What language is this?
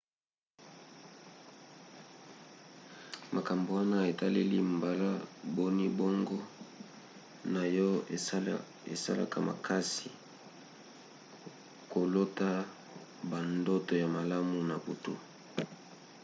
Lingala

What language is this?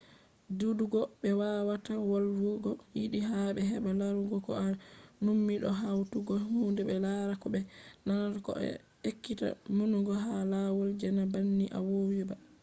Fula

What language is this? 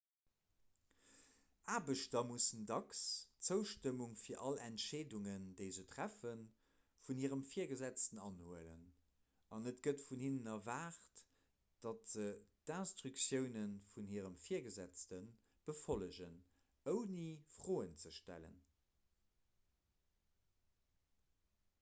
Luxembourgish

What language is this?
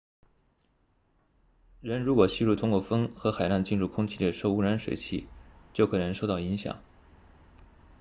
Chinese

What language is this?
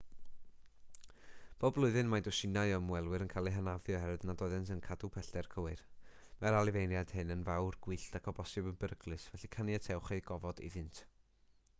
Welsh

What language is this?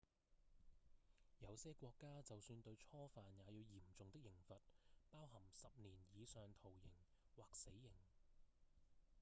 Cantonese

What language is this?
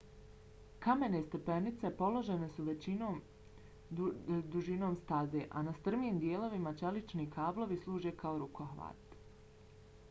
Bosnian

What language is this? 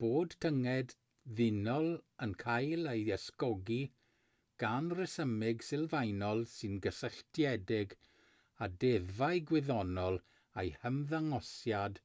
Welsh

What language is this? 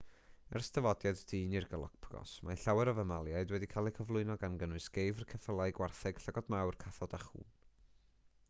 Welsh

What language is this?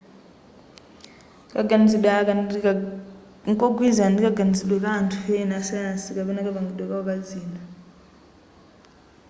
Nyanja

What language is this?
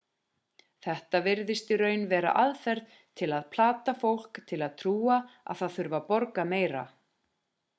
Icelandic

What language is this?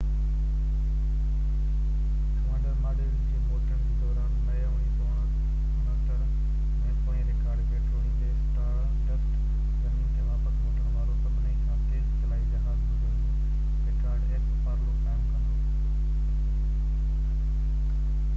Sindhi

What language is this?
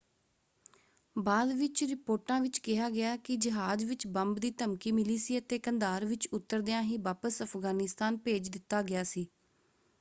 Punjabi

